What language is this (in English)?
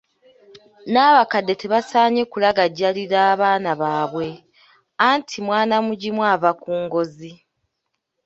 Ganda